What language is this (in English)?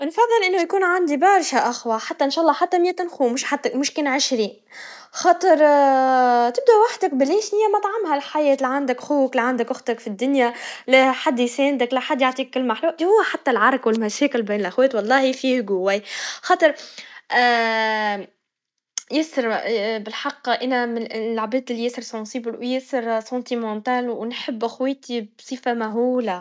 Tunisian Arabic